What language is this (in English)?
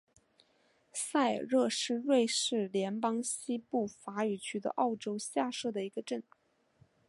Chinese